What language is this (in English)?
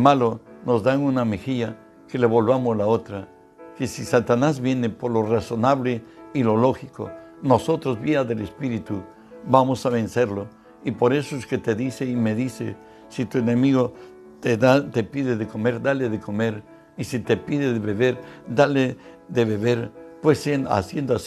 Spanish